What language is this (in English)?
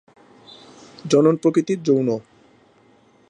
Bangla